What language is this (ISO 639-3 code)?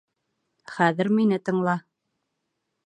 bak